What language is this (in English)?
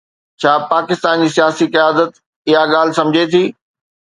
Sindhi